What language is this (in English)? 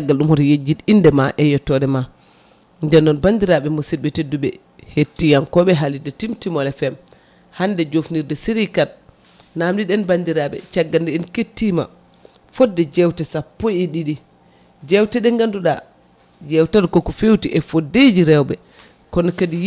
Fula